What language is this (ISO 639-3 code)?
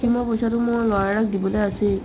asm